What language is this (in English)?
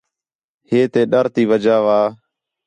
Khetrani